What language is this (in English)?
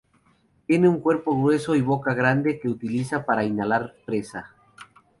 Spanish